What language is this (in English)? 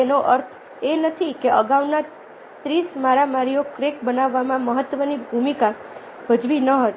Gujarati